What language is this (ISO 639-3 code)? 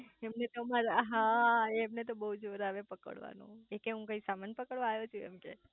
guj